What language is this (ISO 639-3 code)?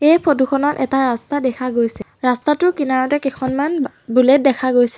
asm